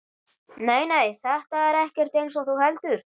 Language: Icelandic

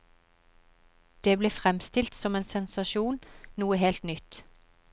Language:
Norwegian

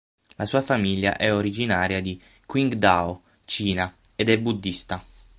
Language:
Italian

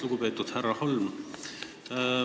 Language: Estonian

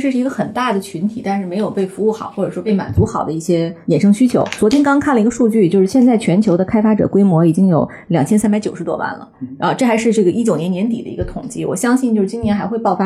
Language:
Chinese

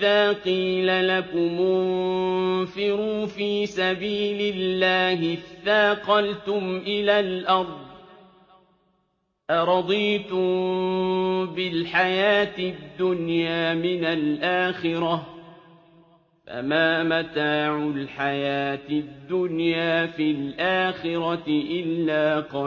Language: Arabic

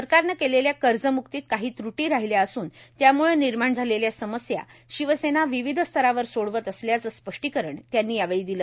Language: Marathi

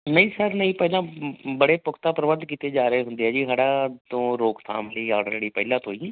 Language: Punjabi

